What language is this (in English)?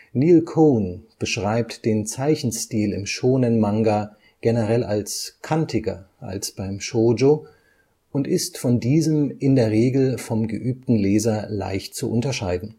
German